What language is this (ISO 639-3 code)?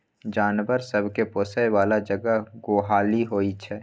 mai